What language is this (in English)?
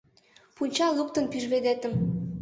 Mari